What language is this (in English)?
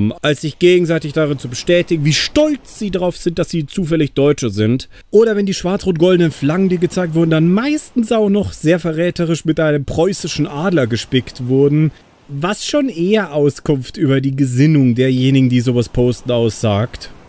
German